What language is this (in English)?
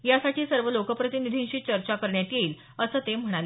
Marathi